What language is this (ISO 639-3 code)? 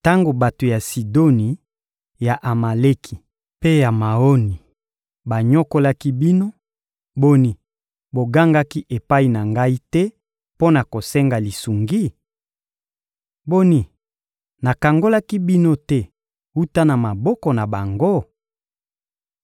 lin